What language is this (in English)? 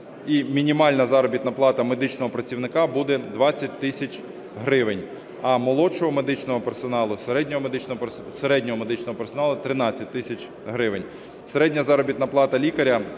Ukrainian